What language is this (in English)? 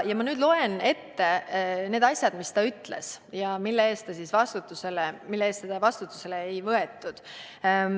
Estonian